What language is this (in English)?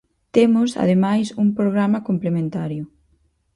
Galician